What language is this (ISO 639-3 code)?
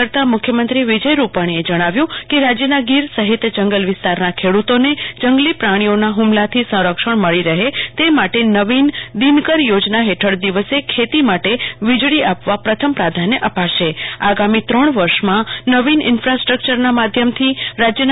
guj